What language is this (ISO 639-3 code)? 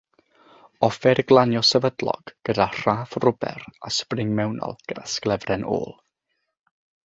cym